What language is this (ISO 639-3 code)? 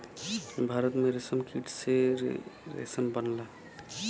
bho